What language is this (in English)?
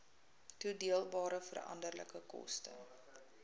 Afrikaans